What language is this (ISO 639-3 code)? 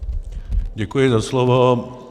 ces